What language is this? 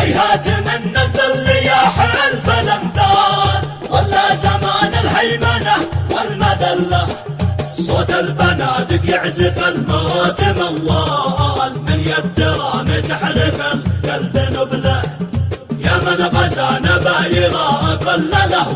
Arabic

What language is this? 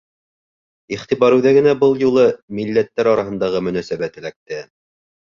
Bashkir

